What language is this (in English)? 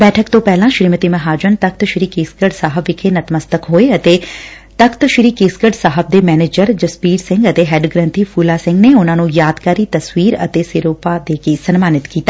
Punjabi